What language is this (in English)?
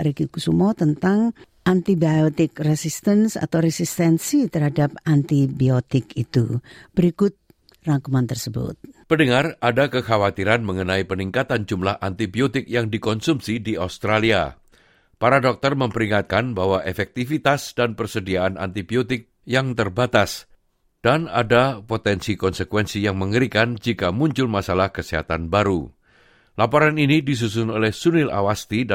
Indonesian